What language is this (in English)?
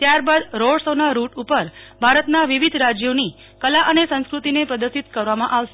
Gujarati